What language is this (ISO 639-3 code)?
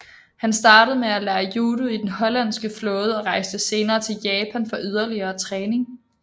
dan